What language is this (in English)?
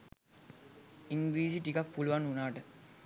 Sinhala